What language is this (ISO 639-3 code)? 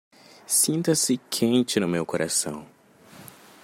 por